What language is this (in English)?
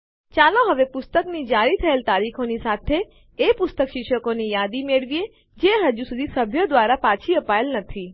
Gujarati